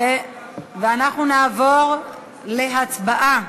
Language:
Hebrew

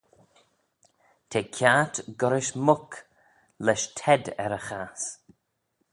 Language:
Manx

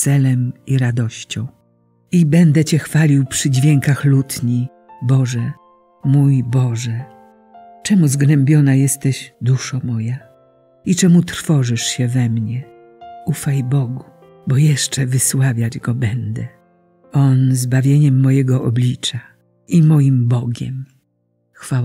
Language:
Polish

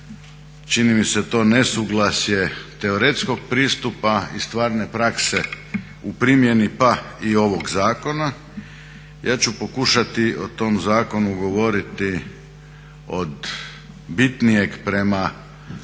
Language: Croatian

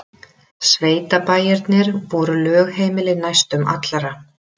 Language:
Icelandic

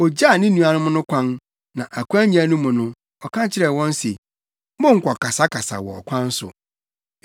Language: Akan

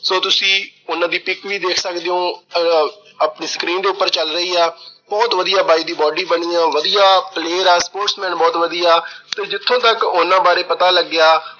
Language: Punjabi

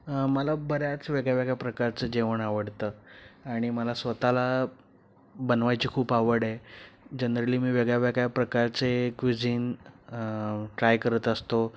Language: Marathi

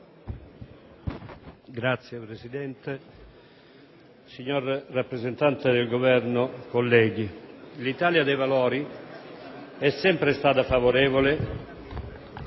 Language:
Italian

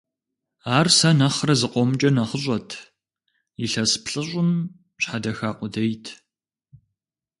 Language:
Kabardian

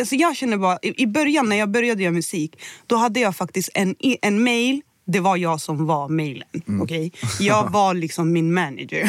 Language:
Swedish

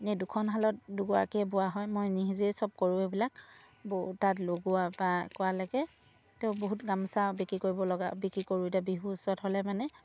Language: Assamese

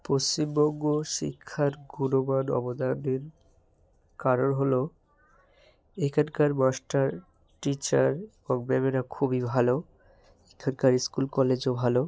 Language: Bangla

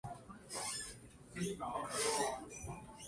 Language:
Chinese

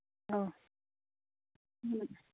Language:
Manipuri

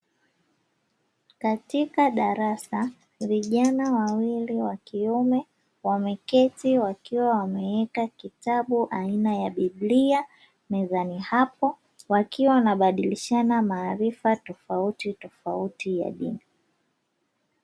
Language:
Swahili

